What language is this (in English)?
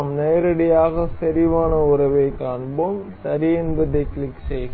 Tamil